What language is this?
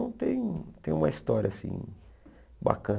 Portuguese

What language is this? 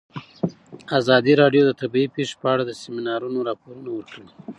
Pashto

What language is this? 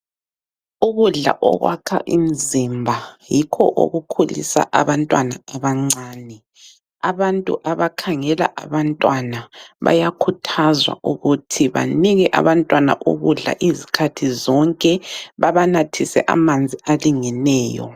North Ndebele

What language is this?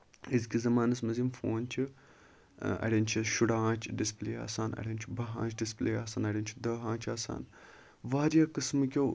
Kashmiri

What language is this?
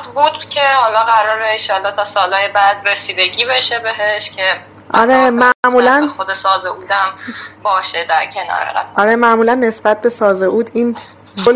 Persian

